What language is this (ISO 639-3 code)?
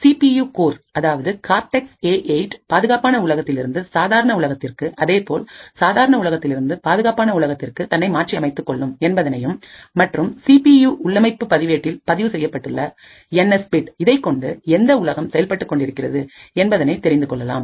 tam